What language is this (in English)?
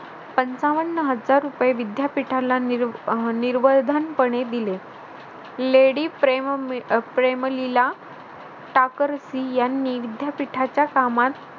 Marathi